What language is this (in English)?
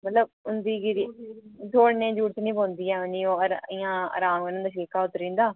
Dogri